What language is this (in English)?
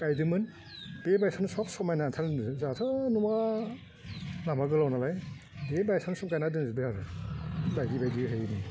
Bodo